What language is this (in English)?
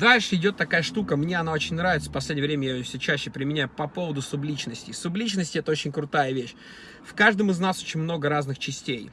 Russian